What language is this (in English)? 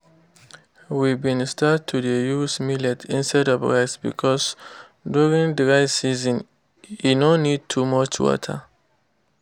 Nigerian Pidgin